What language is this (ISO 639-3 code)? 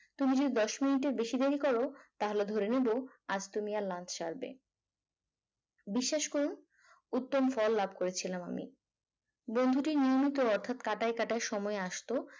ben